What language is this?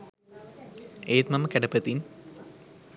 Sinhala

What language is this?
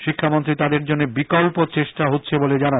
Bangla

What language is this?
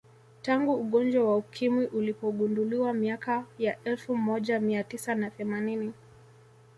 Swahili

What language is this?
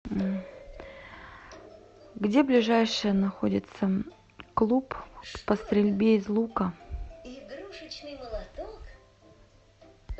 Russian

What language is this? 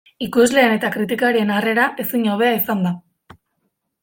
Basque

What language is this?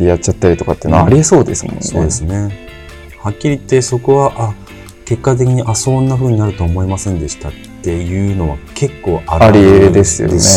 Japanese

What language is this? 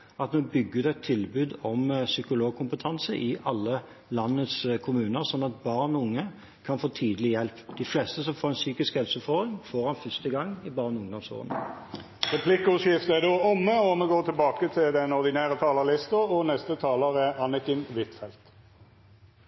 Norwegian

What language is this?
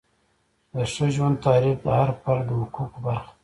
Pashto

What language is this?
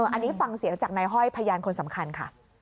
Thai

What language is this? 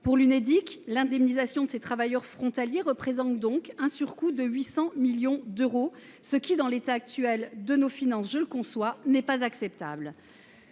French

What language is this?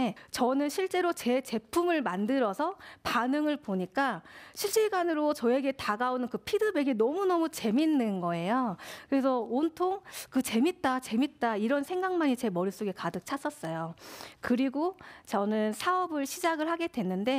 Korean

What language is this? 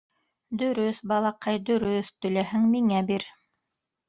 Bashkir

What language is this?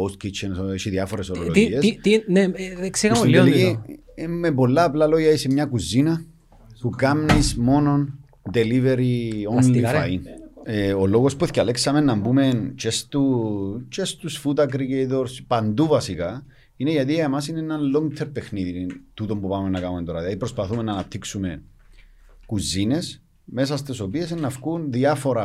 Greek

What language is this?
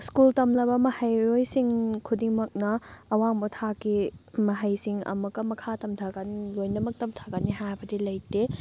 Manipuri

